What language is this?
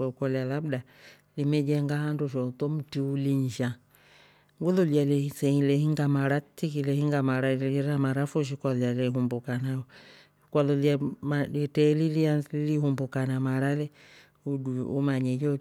Rombo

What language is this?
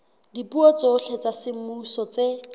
Southern Sotho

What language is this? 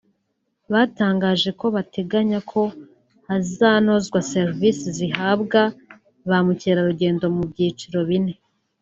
Kinyarwanda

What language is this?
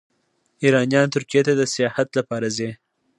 Pashto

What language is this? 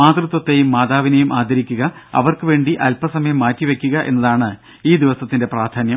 Malayalam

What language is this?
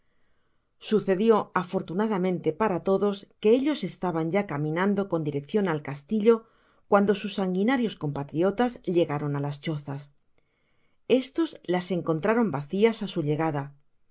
Spanish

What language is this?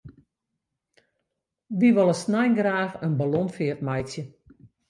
Western Frisian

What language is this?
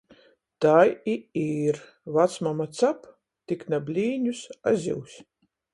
Latgalian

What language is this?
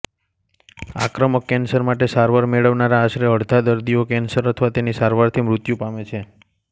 Gujarati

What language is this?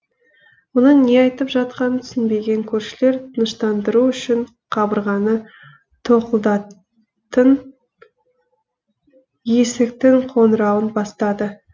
Kazakh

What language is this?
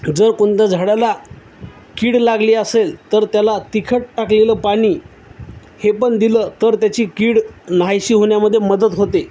Marathi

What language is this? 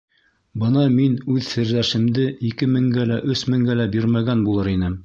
Bashkir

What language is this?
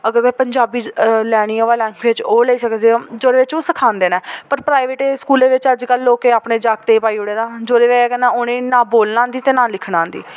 Dogri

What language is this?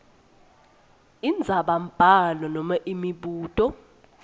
Swati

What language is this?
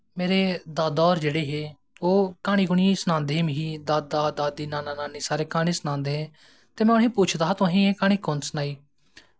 Dogri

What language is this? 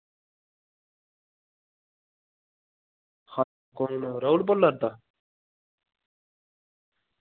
Dogri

